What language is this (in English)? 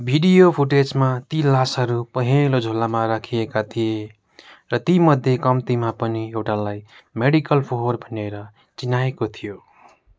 Nepali